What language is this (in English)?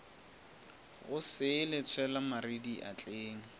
Northern Sotho